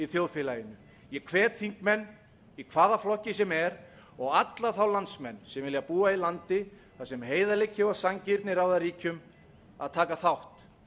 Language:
Icelandic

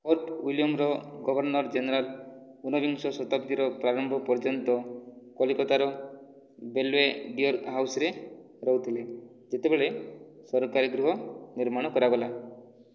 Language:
Odia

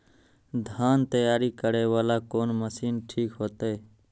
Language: Maithili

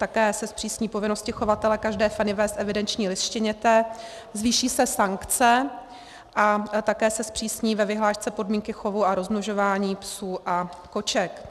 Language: Czech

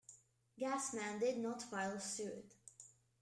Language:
English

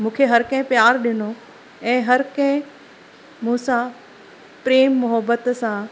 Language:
Sindhi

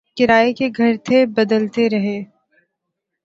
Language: Urdu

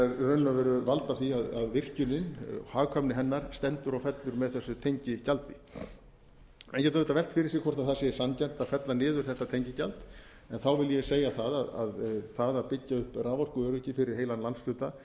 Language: Icelandic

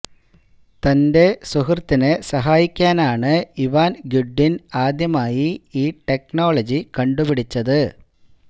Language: Malayalam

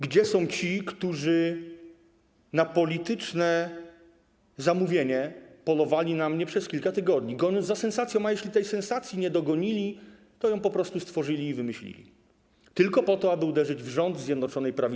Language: Polish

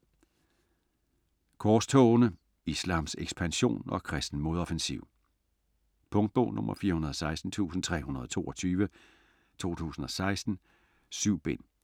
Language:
Danish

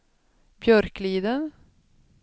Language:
Swedish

